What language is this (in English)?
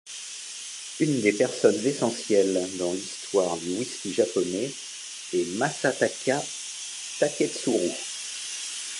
French